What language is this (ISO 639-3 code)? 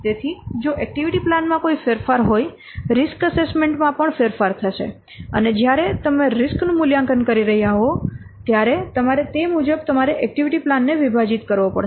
guj